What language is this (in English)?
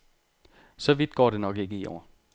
Danish